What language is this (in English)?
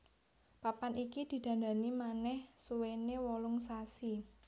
Javanese